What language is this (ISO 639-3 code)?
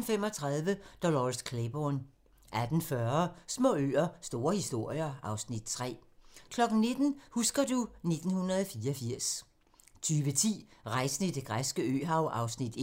dan